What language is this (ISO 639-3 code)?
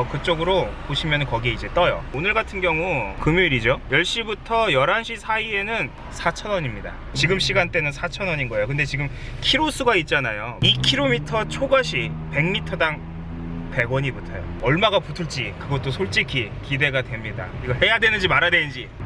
kor